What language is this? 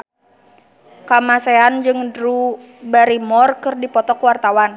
Sundanese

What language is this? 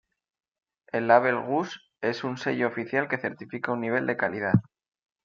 Spanish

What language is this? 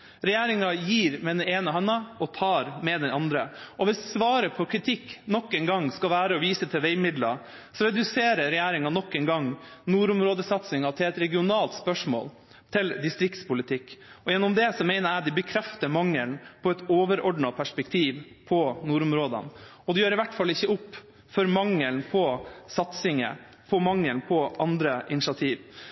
Norwegian Bokmål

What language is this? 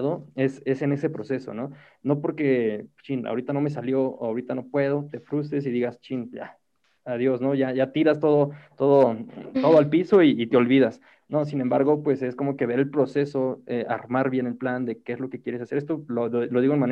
Spanish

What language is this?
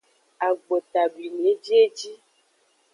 Aja (Benin)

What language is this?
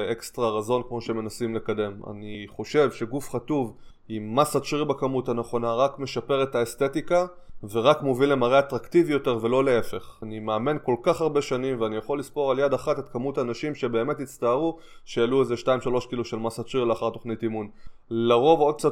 Hebrew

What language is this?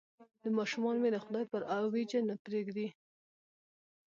Pashto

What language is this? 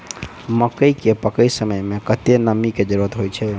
Maithili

